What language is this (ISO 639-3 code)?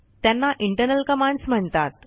mar